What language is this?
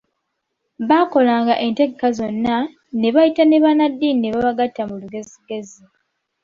Ganda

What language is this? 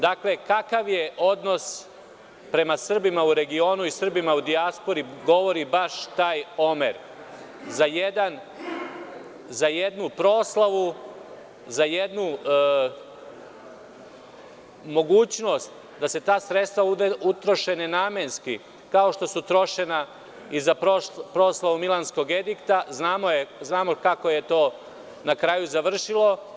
Serbian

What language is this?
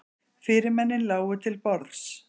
Icelandic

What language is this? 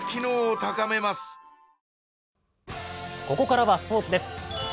Japanese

